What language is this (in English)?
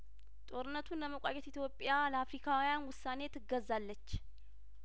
Amharic